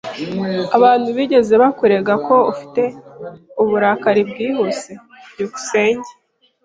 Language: Kinyarwanda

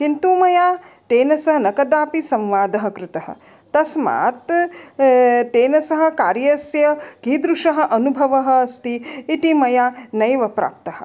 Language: Sanskrit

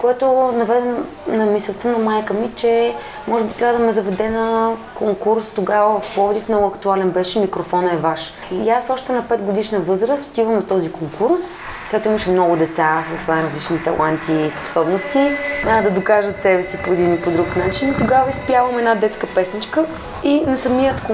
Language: Bulgarian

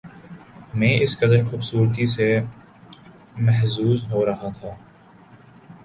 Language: Urdu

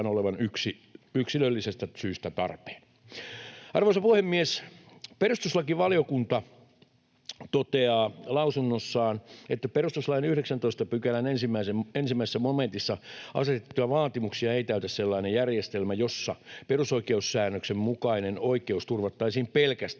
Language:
Finnish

